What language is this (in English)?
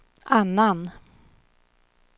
Swedish